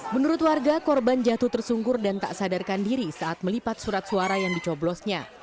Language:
Indonesian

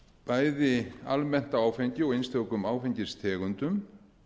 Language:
Icelandic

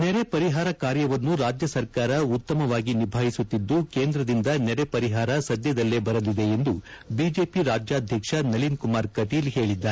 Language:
Kannada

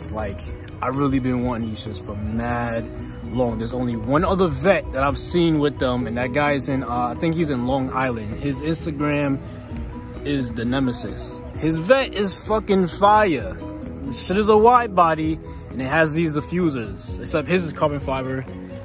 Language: English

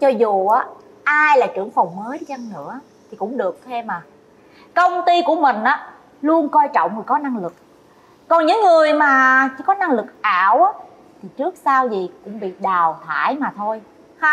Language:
Vietnamese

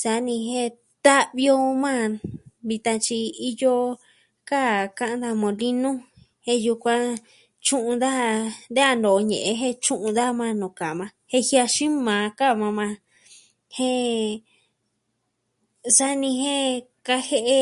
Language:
Southwestern Tlaxiaco Mixtec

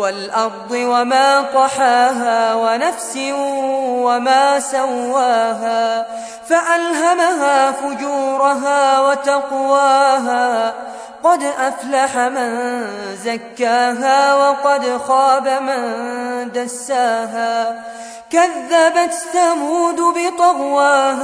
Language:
Arabic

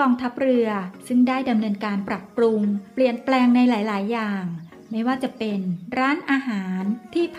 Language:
Thai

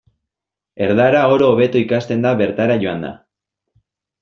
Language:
Basque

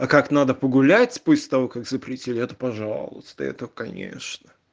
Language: Russian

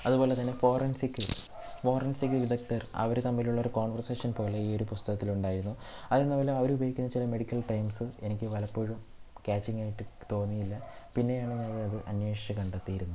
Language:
Malayalam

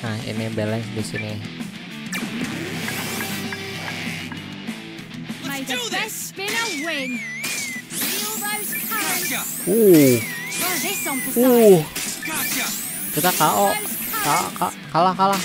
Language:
Indonesian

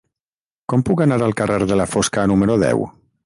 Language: Catalan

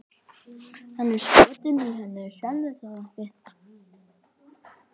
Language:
Icelandic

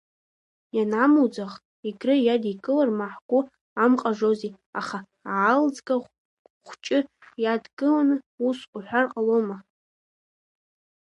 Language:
Abkhazian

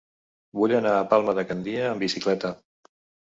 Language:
Catalan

